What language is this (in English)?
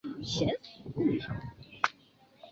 Chinese